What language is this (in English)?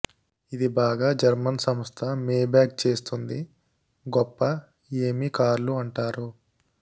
Telugu